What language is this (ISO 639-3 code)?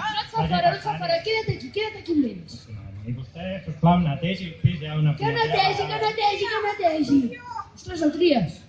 spa